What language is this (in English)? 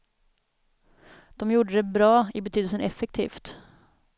Swedish